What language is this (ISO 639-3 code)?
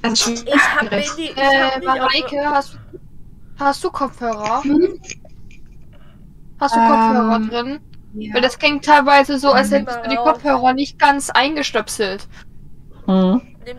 deu